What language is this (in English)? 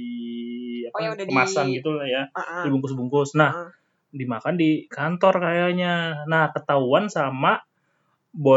Indonesian